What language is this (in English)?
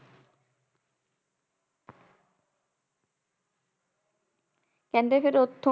Punjabi